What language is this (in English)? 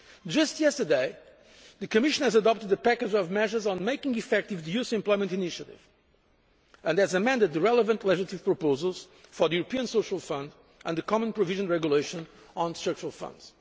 English